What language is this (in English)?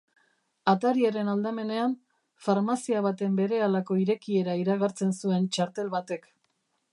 Basque